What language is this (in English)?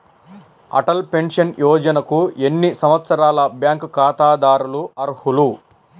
Telugu